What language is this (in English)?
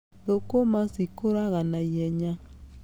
Kikuyu